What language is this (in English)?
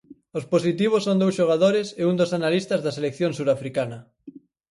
Galician